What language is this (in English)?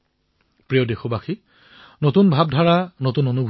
Assamese